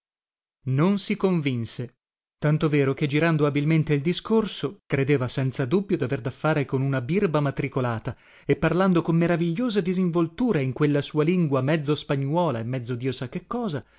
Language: Italian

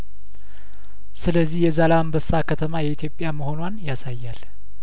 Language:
Amharic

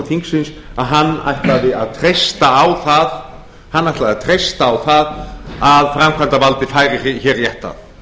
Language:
Icelandic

